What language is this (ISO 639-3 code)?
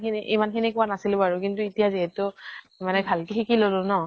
asm